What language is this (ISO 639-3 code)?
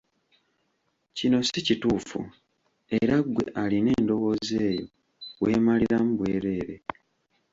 lug